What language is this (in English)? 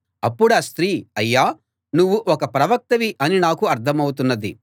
Telugu